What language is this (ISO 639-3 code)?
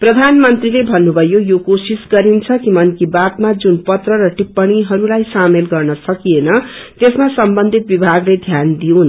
nep